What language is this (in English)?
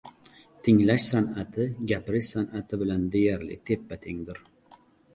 Uzbek